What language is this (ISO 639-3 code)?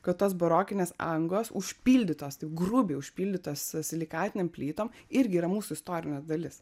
lit